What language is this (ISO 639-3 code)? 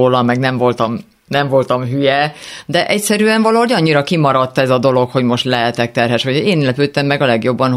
hun